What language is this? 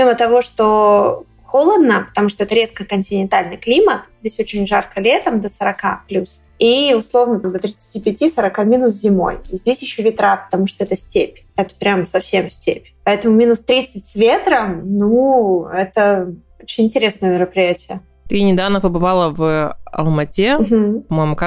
Russian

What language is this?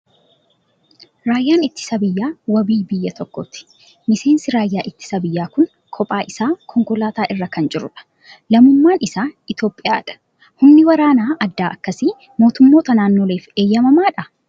Oromo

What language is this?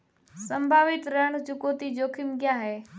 Hindi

